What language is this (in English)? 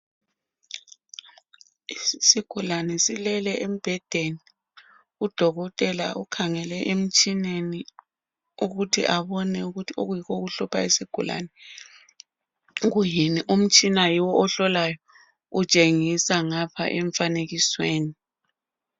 North Ndebele